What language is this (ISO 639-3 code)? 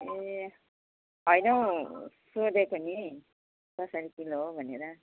nep